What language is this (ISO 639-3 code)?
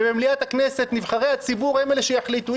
heb